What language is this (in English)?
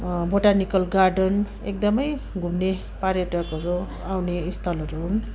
Nepali